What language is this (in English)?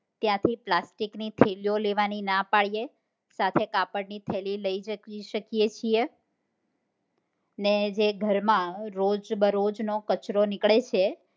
Gujarati